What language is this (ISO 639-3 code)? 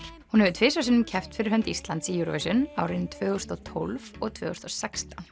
isl